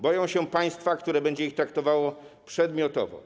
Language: Polish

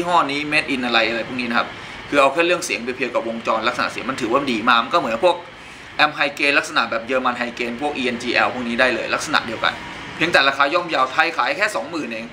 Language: Thai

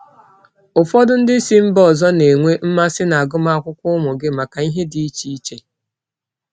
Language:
Igbo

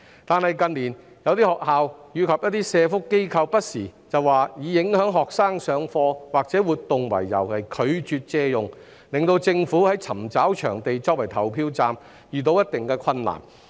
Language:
Cantonese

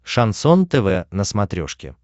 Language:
Russian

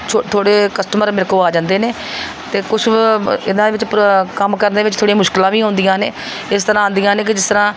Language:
Punjabi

